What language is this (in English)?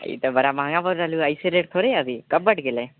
Maithili